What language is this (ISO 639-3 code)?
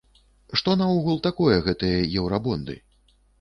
bel